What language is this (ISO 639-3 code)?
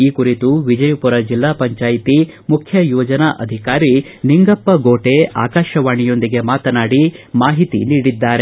kan